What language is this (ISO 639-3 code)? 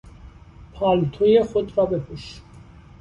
fas